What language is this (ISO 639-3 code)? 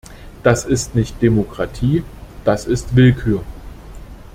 deu